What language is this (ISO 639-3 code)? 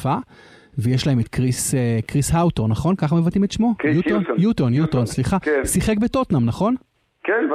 heb